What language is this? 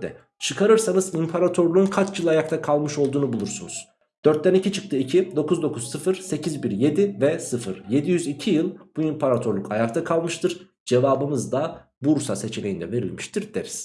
Turkish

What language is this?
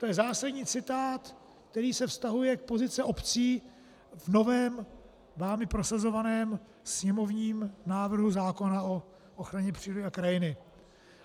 Czech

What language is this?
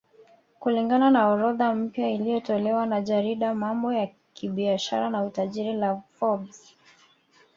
Swahili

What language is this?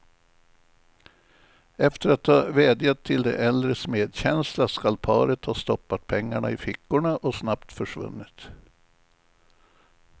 Swedish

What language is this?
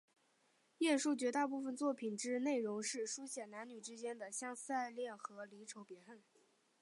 Chinese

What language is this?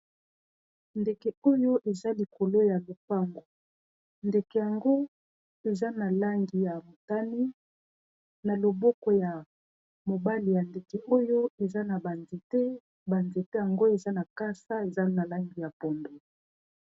Lingala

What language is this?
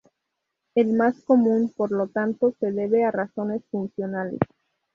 Spanish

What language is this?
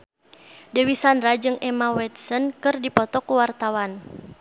Sundanese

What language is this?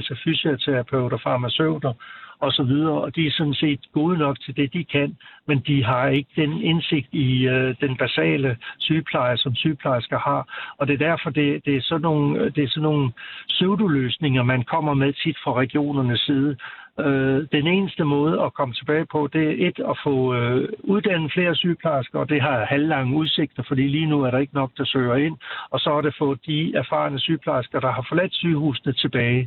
Danish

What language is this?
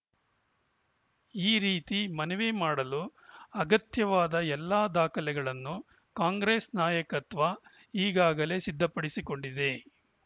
Kannada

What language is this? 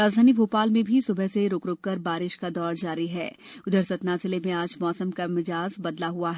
Hindi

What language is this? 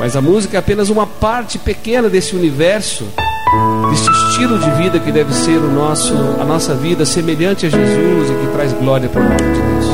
Portuguese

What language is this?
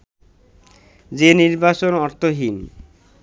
Bangla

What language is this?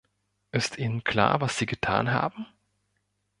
German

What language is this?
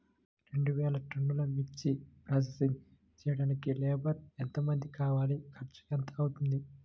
Telugu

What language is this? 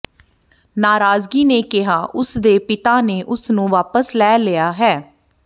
Punjabi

